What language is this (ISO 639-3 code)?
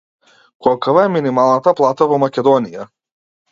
mkd